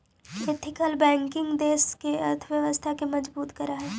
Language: Magahi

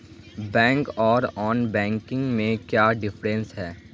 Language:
Magahi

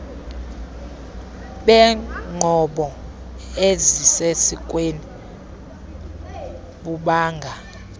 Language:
Xhosa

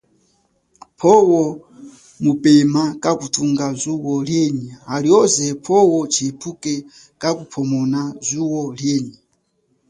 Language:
Chokwe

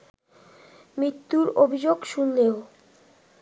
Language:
Bangla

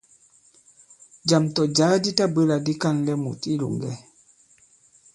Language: Bankon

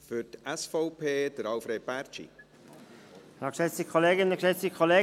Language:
Swiss German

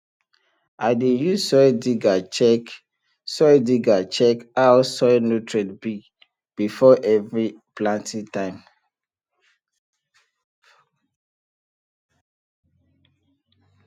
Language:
Nigerian Pidgin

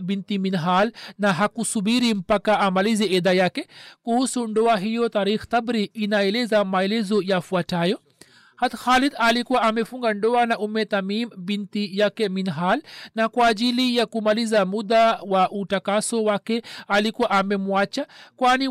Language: Swahili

